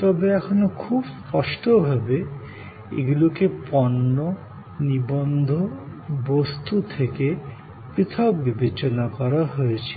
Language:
Bangla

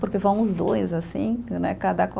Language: Portuguese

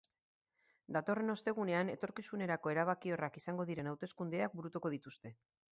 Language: Basque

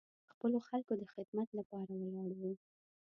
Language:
Pashto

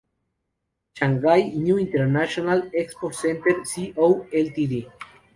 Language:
Spanish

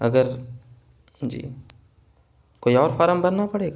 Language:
Urdu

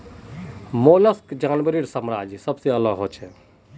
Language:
Magahi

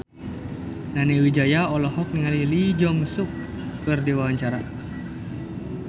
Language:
Sundanese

